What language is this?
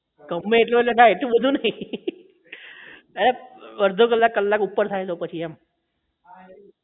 Gujarati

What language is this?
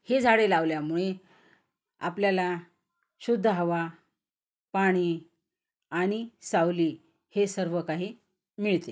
Marathi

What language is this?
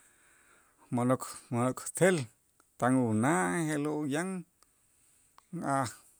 Itzá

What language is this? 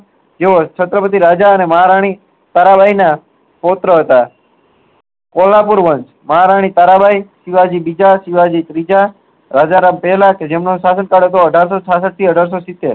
Gujarati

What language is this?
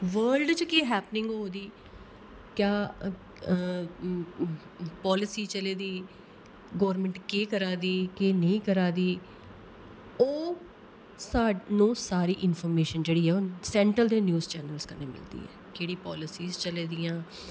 Dogri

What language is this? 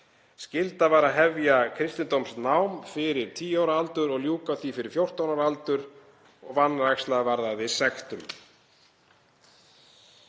Icelandic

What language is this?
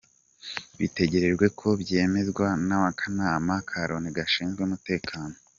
Kinyarwanda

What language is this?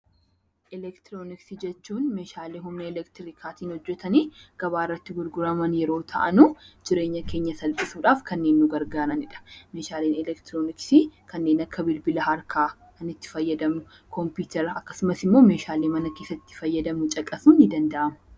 Oromo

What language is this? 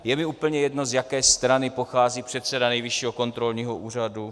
Czech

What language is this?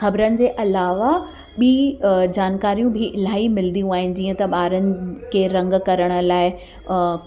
Sindhi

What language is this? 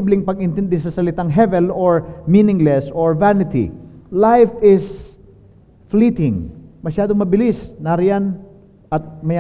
Filipino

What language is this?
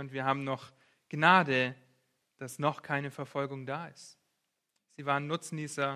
German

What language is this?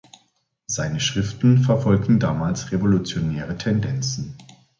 German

